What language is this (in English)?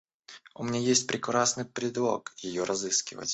Russian